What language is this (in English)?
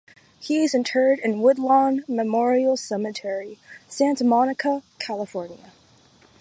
English